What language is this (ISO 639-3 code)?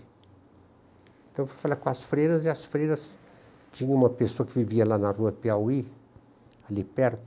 por